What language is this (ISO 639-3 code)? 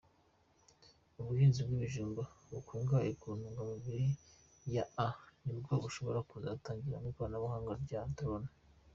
kin